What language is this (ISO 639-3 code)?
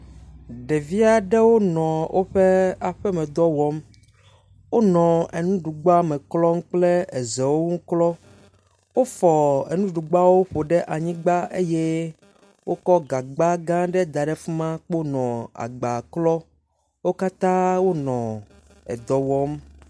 ewe